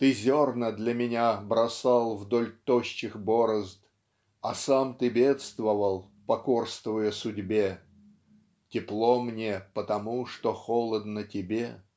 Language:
Russian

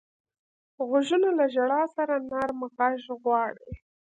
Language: Pashto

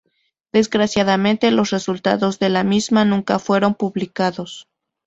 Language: Spanish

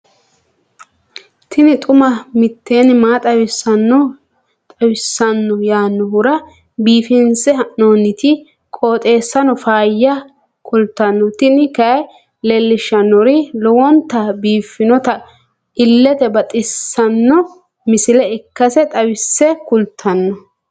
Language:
Sidamo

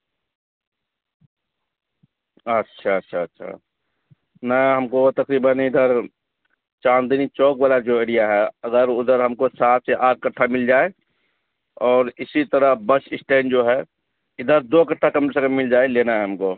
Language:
Urdu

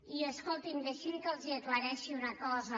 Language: Catalan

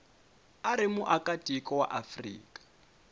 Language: Tsonga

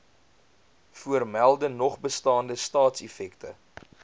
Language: Afrikaans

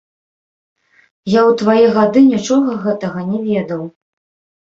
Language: Belarusian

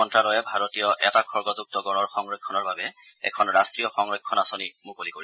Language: Assamese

